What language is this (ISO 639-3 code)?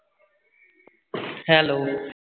pan